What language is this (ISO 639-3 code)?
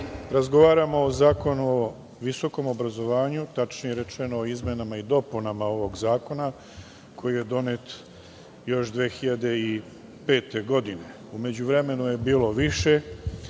srp